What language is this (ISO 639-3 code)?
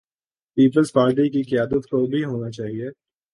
urd